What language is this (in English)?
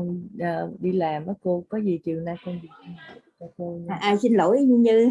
Vietnamese